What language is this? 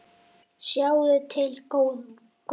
Icelandic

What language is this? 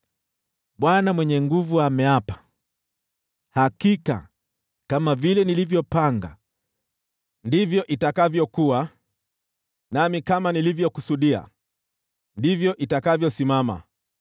Swahili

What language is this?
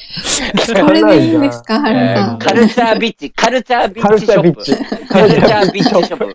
Japanese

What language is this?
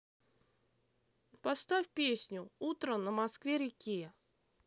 Russian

